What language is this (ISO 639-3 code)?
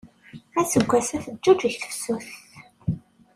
kab